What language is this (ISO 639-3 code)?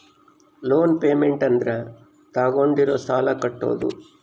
kan